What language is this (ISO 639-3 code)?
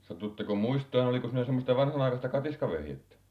fin